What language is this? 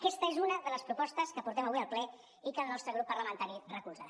Catalan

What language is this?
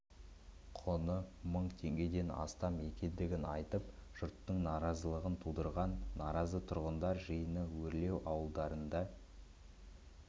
Kazakh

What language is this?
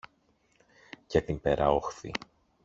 Greek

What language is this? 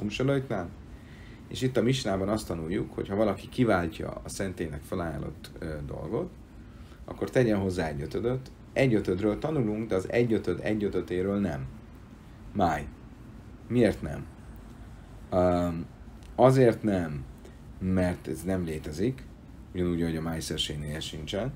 Hungarian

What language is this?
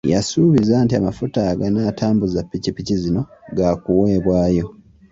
Ganda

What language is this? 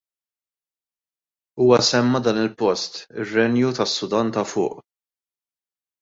Maltese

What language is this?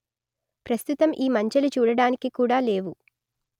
Telugu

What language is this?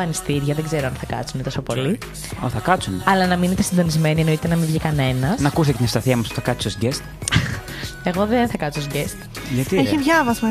Greek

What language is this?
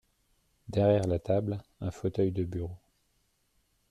French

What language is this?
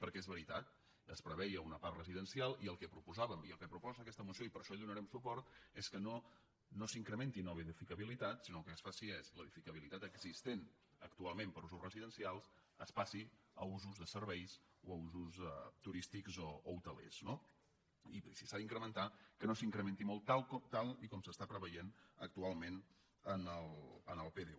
Catalan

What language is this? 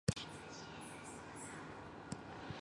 Malay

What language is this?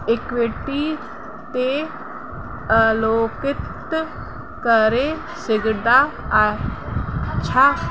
Sindhi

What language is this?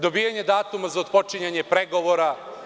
Serbian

